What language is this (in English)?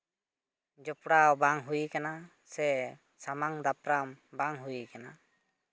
Santali